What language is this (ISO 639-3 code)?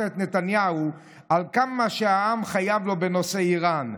heb